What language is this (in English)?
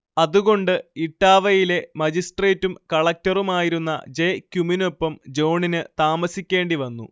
Malayalam